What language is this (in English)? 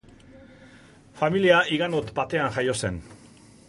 Basque